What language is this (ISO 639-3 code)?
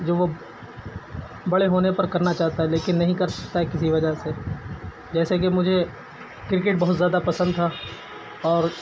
urd